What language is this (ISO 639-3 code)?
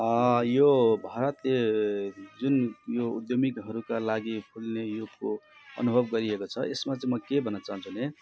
nep